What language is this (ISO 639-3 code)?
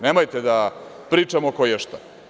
srp